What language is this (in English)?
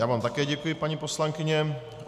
Czech